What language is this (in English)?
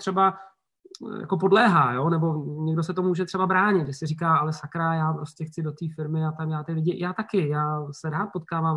Czech